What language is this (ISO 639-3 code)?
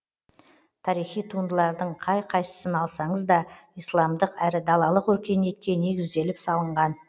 kaz